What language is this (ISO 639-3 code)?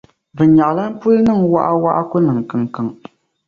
dag